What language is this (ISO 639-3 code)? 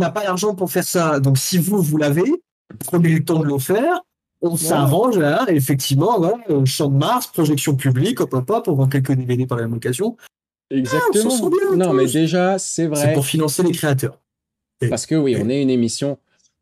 fra